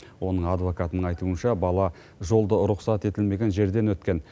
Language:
Kazakh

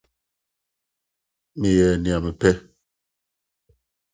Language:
Akan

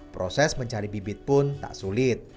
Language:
Indonesian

